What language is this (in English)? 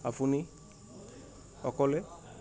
Assamese